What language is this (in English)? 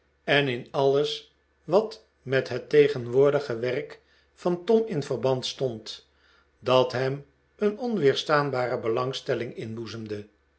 Dutch